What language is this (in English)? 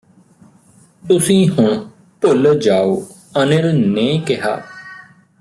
Punjabi